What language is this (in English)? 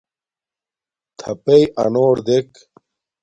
Domaaki